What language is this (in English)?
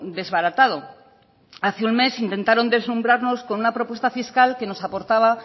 Spanish